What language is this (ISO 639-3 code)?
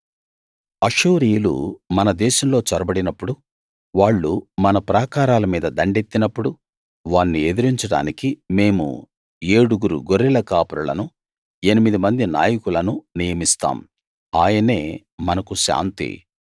tel